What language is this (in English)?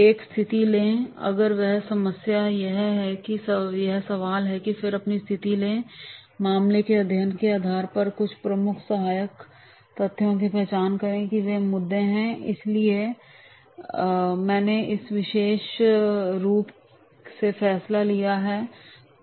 Hindi